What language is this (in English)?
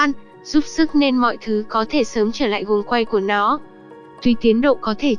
Vietnamese